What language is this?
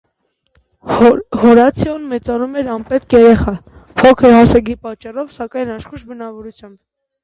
Armenian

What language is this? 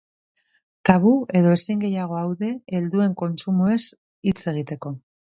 Basque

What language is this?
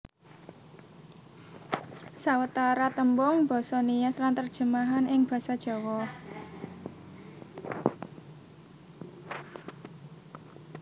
Javanese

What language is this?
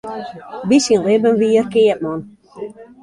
Western Frisian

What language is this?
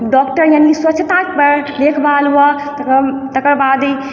Maithili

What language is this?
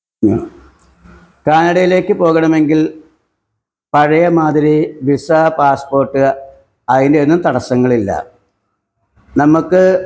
Malayalam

